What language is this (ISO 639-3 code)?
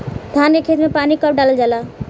bho